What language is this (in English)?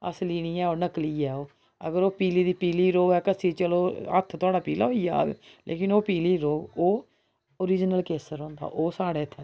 Dogri